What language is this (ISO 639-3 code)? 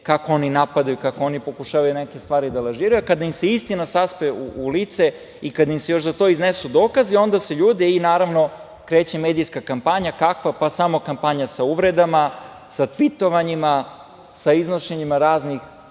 srp